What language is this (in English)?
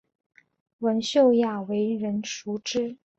Chinese